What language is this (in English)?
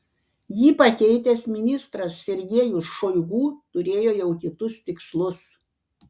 Lithuanian